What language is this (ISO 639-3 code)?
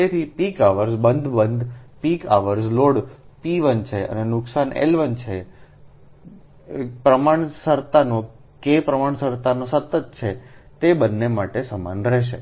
guj